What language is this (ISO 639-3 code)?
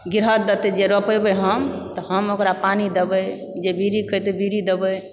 mai